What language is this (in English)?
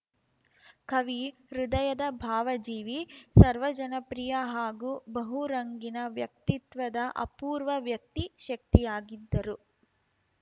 Kannada